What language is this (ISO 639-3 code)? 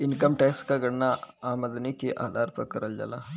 bho